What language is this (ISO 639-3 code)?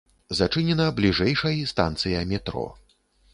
bel